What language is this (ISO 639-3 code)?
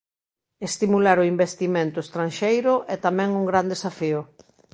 glg